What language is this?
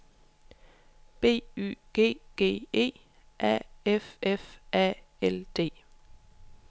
Danish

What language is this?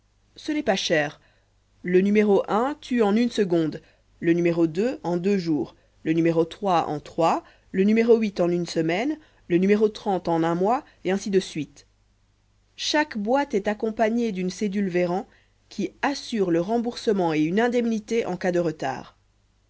French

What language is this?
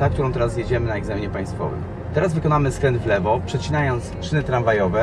Polish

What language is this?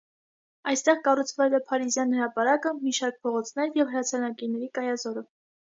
Armenian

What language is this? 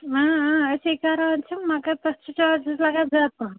Kashmiri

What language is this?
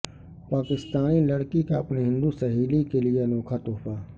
Urdu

